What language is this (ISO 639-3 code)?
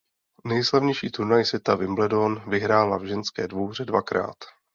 ces